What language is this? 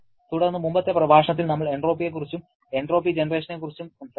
Malayalam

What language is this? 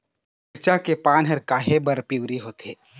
Chhattisgarhi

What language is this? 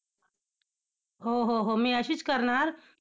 Marathi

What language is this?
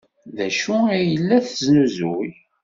Kabyle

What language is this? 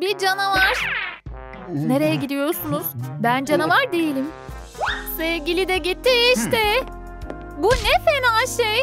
Turkish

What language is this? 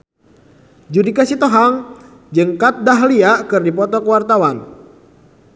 Sundanese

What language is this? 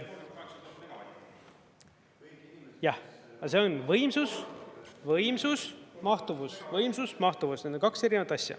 Estonian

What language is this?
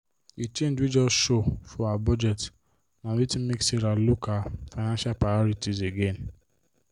Nigerian Pidgin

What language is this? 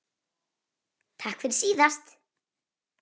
Icelandic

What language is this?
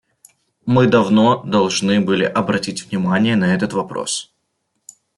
Russian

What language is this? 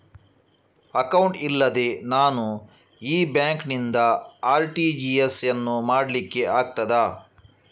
Kannada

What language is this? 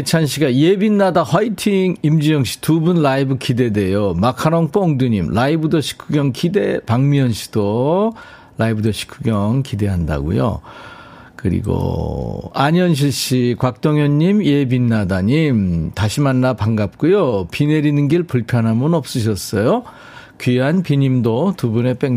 Korean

